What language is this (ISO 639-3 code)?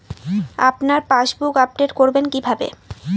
ben